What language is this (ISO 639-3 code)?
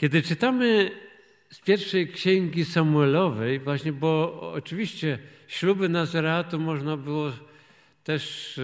pol